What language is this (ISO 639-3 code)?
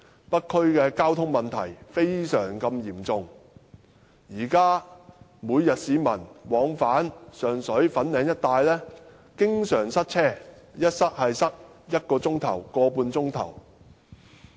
yue